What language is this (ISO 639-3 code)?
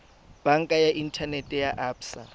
tsn